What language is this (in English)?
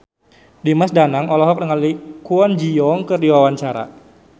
Sundanese